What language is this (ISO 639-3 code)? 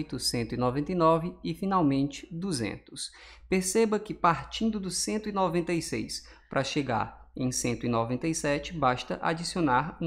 por